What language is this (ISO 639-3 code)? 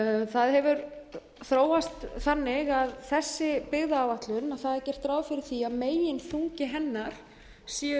isl